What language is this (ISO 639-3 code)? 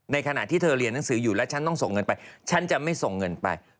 tha